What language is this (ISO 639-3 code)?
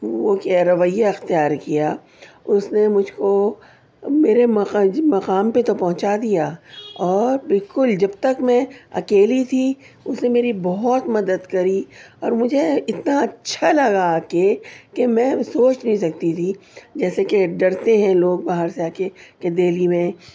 urd